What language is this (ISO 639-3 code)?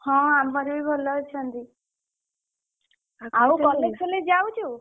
ori